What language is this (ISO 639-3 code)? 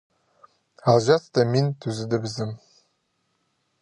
kjh